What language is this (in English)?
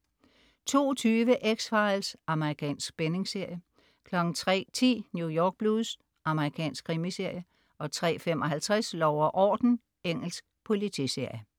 Danish